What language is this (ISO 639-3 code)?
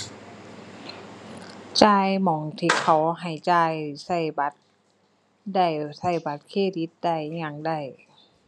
tha